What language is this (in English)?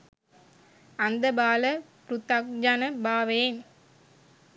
Sinhala